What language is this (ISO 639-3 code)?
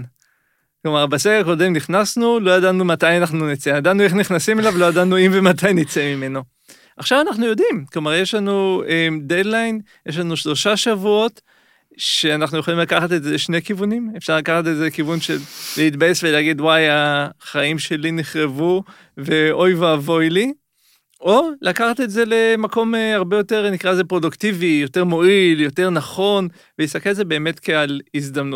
heb